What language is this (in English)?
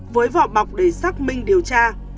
Vietnamese